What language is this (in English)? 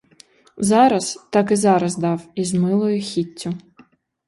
Ukrainian